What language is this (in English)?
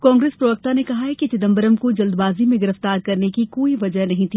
Hindi